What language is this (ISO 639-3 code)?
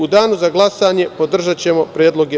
srp